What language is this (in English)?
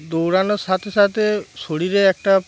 Bangla